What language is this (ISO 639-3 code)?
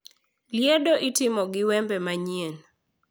luo